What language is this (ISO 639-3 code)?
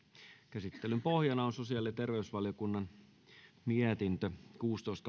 fin